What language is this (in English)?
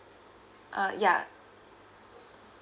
English